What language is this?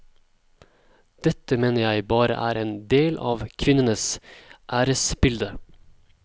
Norwegian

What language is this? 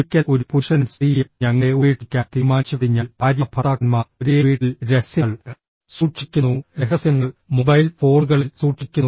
Malayalam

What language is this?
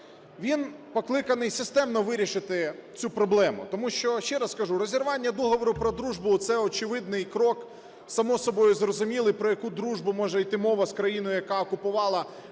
Ukrainian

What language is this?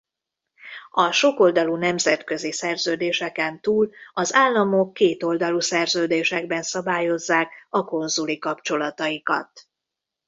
Hungarian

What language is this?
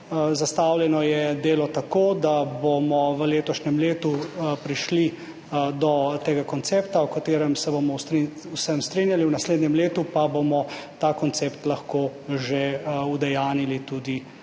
Slovenian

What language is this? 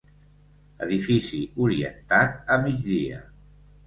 Catalan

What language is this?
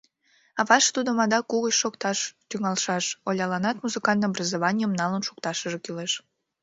Mari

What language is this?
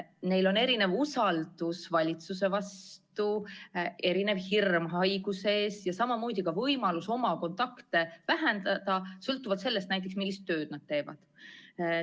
Estonian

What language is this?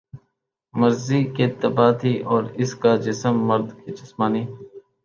Urdu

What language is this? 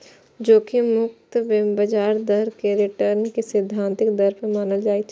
Maithili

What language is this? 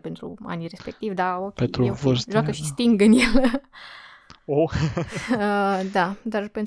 Romanian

